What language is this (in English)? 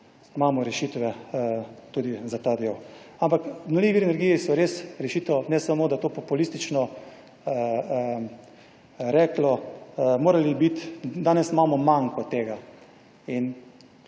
Slovenian